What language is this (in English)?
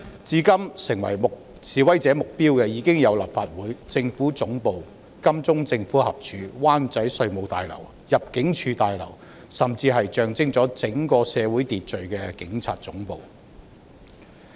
Cantonese